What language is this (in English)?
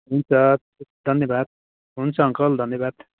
Nepali